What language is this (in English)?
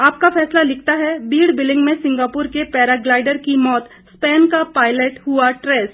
Hindi